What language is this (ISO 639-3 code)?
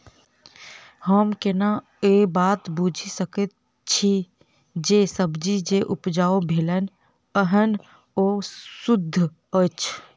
mai